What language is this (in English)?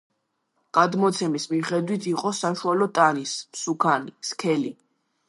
Georgian